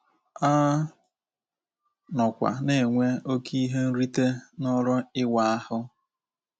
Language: Igbo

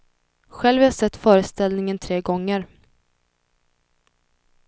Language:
Swedish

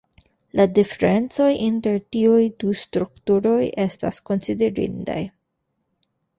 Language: Esperanto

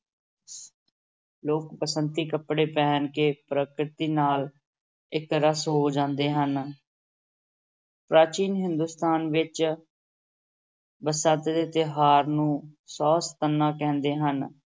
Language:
Punjabi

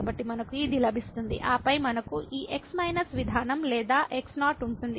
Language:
Telugu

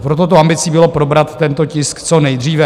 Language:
Czech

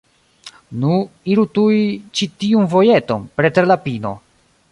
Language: Esperanto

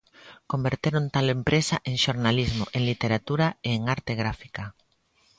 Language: Galician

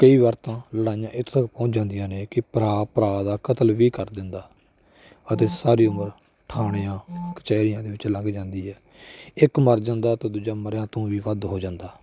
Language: Punjabi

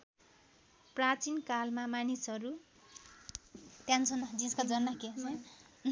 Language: Nepali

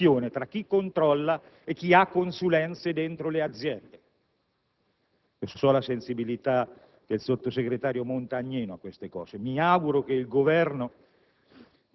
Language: Italian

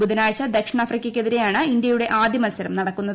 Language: Malayalam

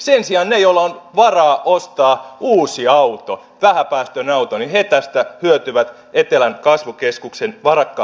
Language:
Finnish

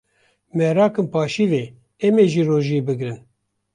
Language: Kurdish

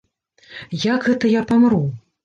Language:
Belarusian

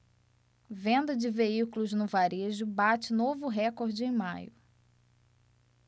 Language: Portuguese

